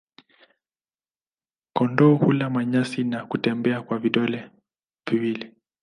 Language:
Swahili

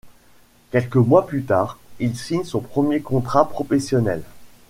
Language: French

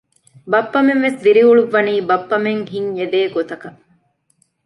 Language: Divehi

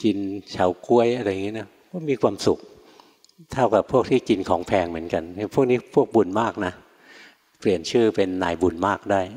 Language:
Thai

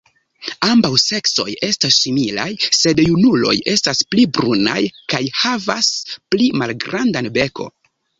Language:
Esperanto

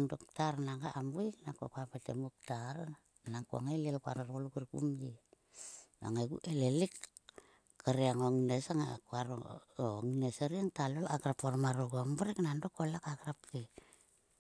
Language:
Sulka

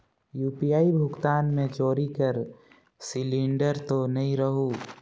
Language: Chhattisgarhi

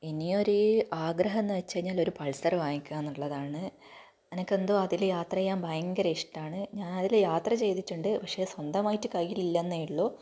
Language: Malayalam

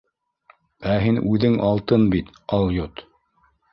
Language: Bashkir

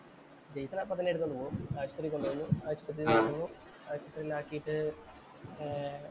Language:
Malayalam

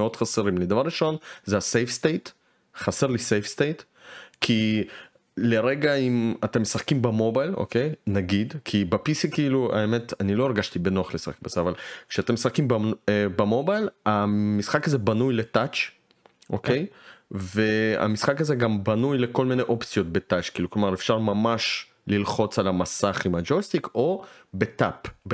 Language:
Hebrew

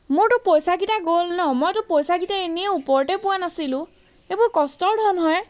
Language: Assamese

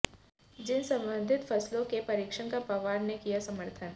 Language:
Hindi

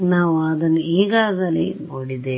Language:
Kannada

